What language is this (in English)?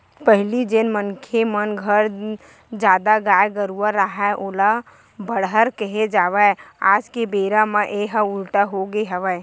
Chhattisgarhi